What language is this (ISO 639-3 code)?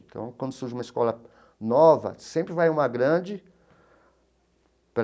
por